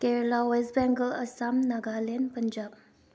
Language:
Manipuri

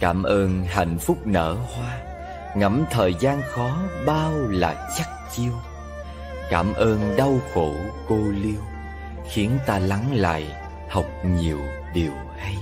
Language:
Vietnamese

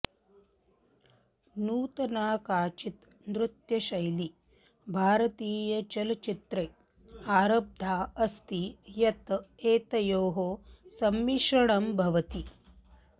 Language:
Sanskrit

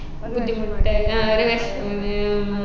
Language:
Malayalam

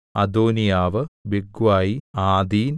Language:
Malayalam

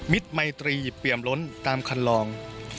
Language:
Thai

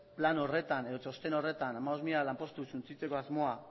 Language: Basque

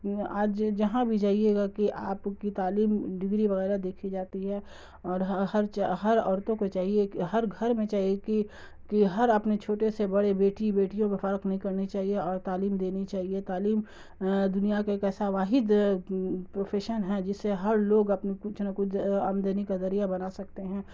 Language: Urdu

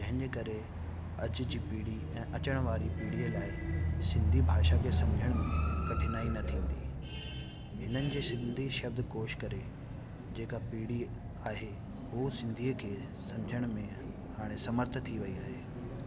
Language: Sindhi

